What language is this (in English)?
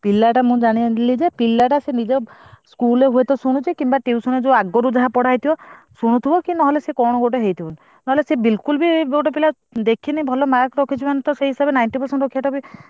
Odia